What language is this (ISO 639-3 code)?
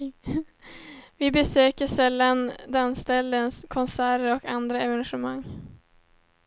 swe